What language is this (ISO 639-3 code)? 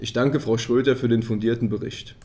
deu